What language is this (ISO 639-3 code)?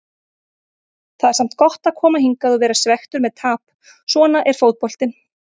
isl